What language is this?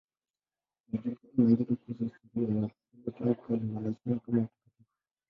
Swahili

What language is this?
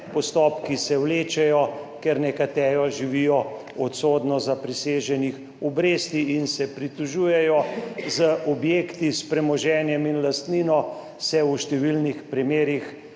Slovenian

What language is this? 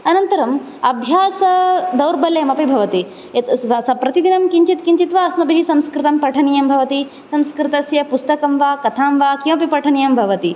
Sanskrit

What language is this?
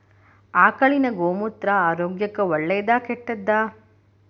Kannada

